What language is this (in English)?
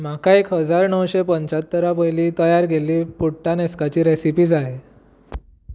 Konkani